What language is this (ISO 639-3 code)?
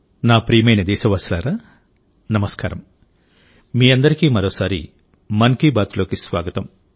tel